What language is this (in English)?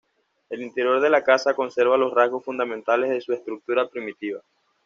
Spanish